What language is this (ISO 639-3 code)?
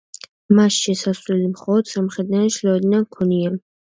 kat